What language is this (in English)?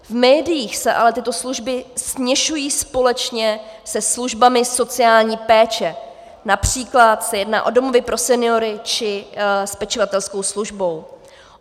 Czech